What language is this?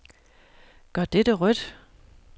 Danish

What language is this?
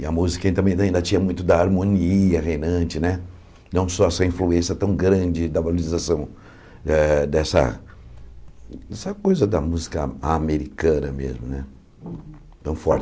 Portuguese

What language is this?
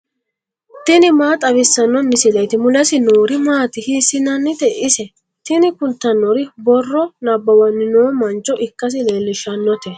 Sidamo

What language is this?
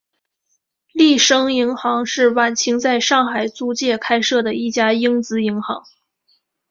Chinese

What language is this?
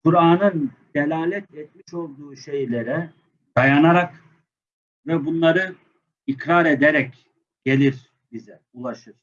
Turkish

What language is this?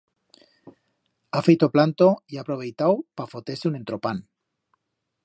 Aragonese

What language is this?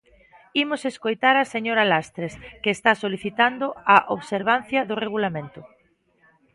Galician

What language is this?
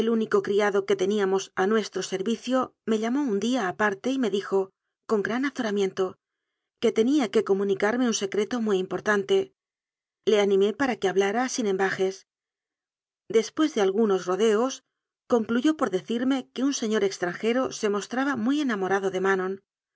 Spanish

